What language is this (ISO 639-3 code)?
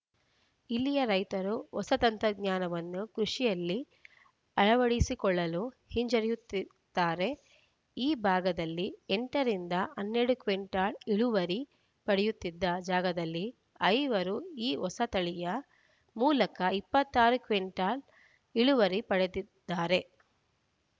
kan